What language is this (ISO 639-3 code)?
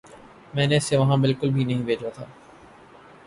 urd